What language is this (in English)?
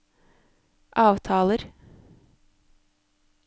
Norwegian